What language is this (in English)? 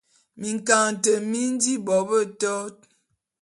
Bulu